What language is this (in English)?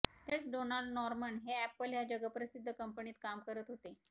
Marathi